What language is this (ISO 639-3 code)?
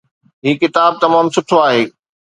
snd